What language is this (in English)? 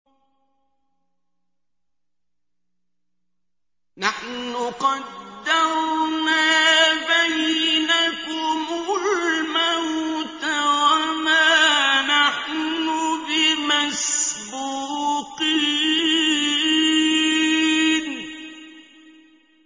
Arabic